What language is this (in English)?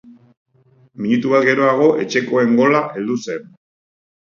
Basque